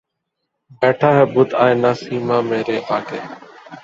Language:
Urdu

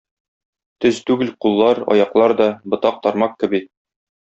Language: Tatar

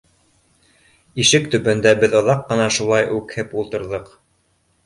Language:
Bashkir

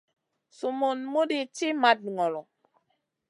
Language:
Masana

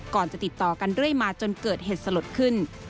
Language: Thai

